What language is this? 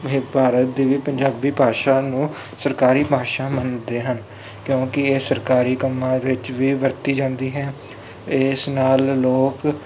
Punjabi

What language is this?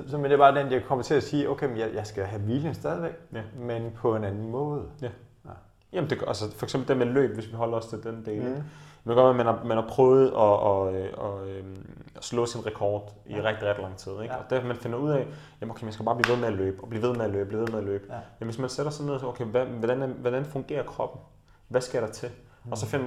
Danish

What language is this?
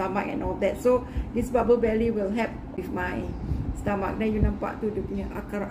Malay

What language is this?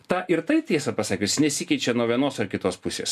Lithuanian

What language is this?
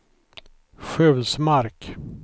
Swedish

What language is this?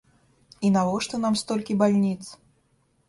Belarusian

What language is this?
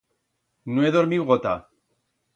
Aragonese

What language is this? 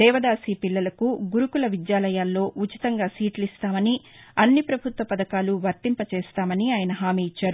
Telugu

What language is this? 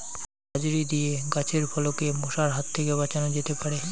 Bangla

